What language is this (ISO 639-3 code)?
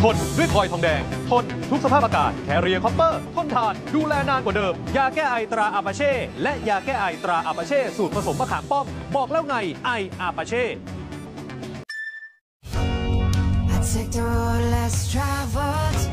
tha